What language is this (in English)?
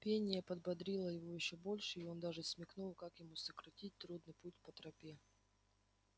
Russian